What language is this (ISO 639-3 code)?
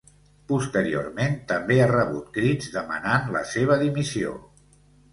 cat